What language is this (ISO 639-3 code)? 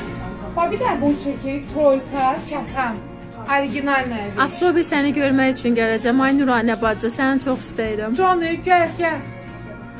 tur